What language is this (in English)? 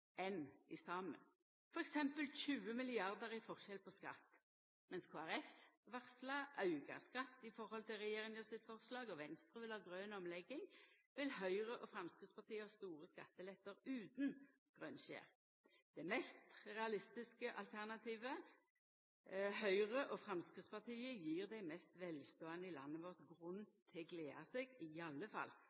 Norwegian Nynorsk